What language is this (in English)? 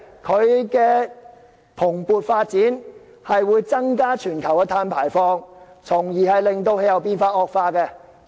Cantonese